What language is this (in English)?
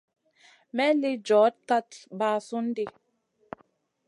Masana